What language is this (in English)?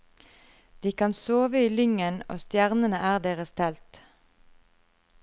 Norwegian